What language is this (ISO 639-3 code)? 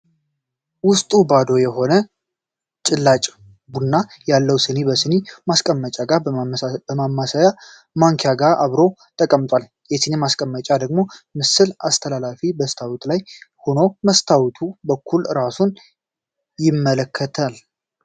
amh